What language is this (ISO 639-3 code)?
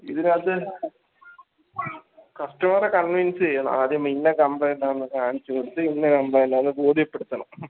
mal